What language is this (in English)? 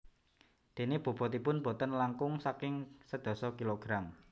Javanese